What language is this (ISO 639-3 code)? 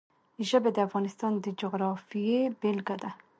pus